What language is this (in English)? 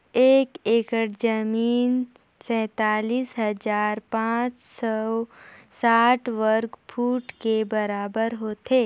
Chhattisgarhi